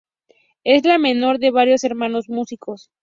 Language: Spanish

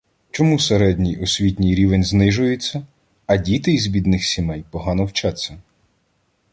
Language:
Ukrainian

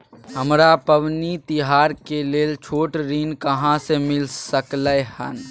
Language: Maithili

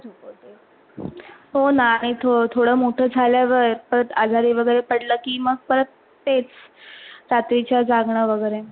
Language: Marathi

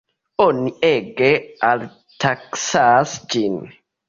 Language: Esperanto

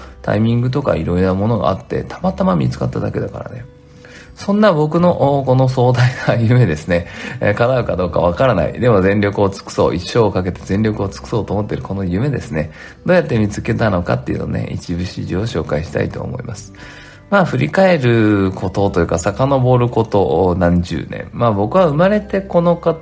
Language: Japanese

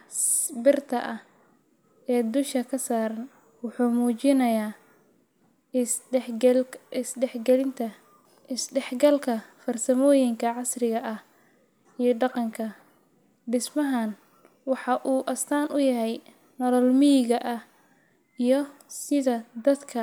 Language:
Somali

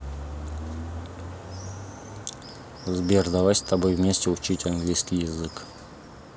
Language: Russian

